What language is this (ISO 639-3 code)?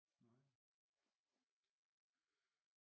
dan